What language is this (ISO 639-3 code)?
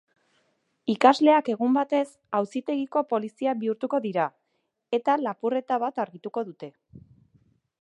eus